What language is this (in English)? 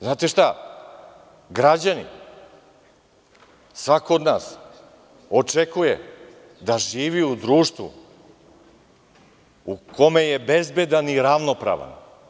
Serbian